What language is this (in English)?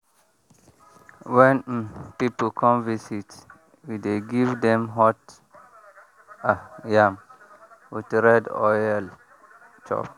Nigerian Pidgin